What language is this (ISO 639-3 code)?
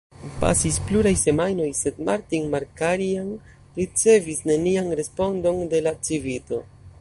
epo